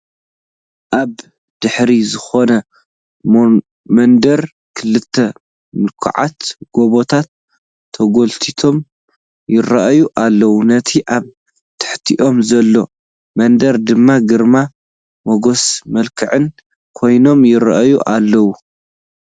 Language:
Tigrinya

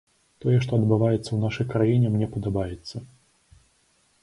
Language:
Belarusian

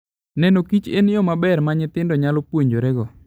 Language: Luo (Kenya and Tanzania)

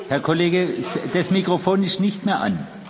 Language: German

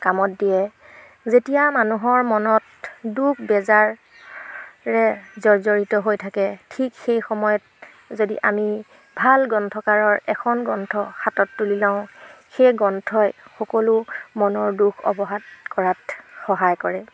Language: Assamese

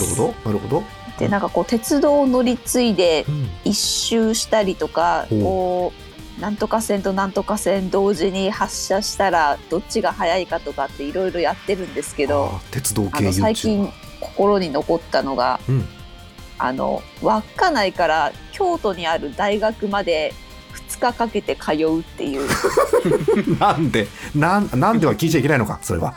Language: Japanese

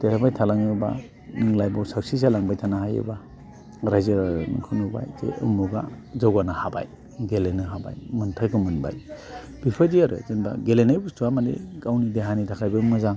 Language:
Bodo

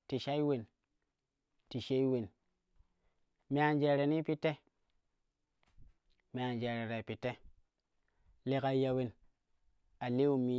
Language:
Kushi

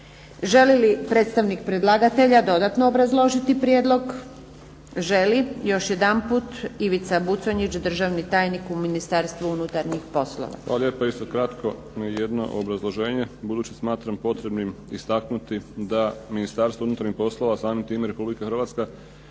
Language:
Croatian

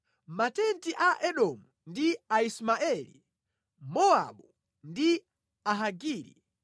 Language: Nyanja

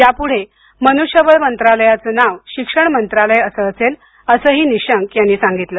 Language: Marathi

